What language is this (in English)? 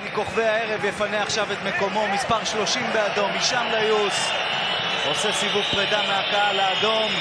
Hebrew